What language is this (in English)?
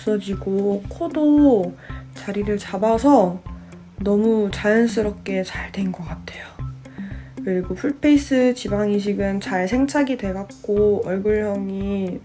Korean